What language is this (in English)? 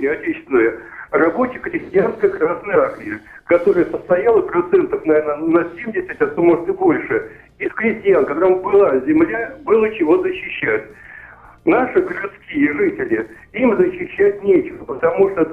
Russian